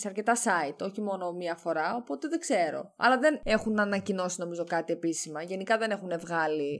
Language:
Greek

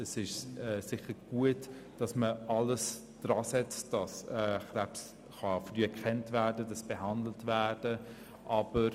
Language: Swiss German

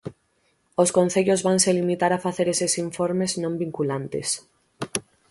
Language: Galician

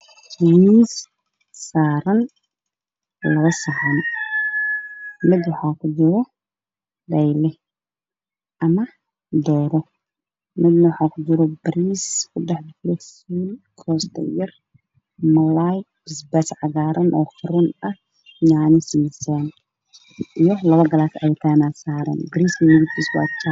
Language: Somali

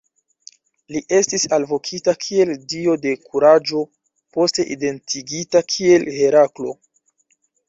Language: Esperanto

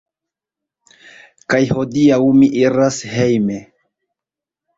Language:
Esperanto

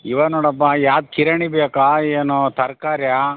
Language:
Kannada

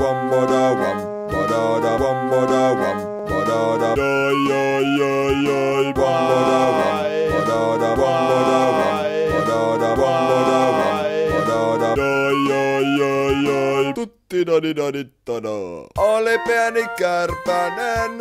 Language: Norwegian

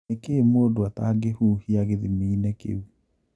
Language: Kikuyu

